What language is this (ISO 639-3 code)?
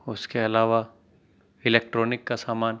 urd